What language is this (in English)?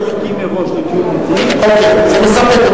Hebrew